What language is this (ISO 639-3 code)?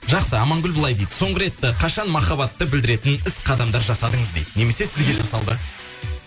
kaz